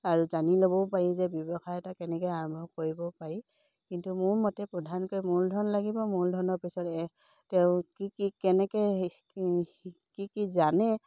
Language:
Assamese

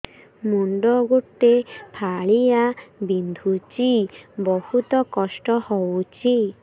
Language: Odia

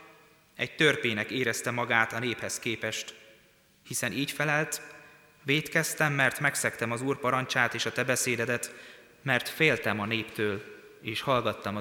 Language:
Hungarian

